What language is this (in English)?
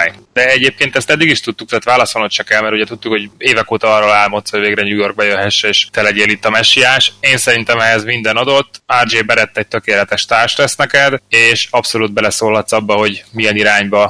Hungarian